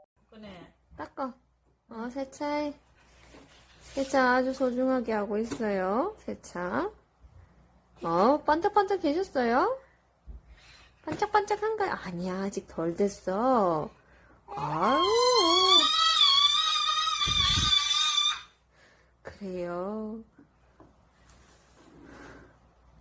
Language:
Korean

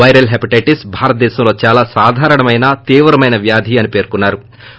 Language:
Telugu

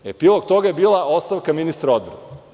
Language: Serbian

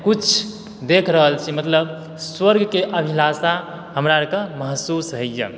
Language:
Maithili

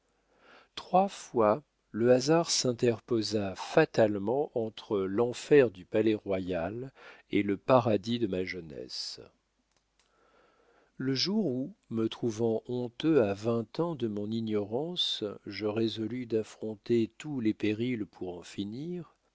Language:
French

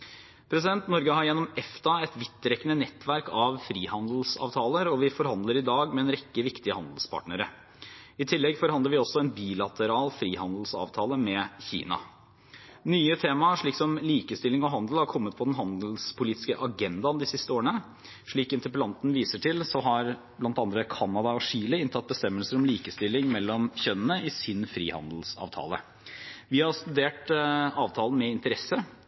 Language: Norwegian Bokmål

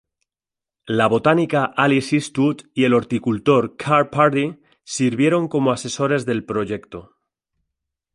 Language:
Spanish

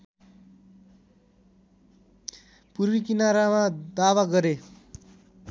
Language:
Nepali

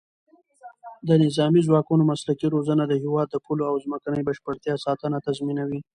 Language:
Pashto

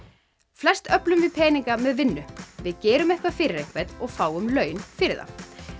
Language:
Icelandic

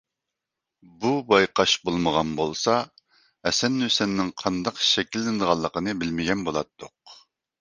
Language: Uyghur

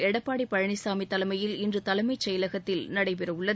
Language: Tamil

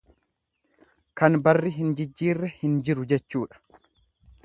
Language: Oromo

